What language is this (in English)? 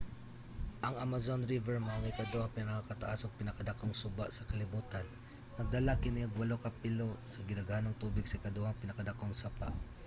Cebuano